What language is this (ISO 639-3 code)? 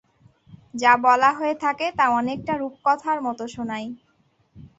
ben